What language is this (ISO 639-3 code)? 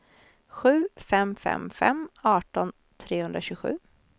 swe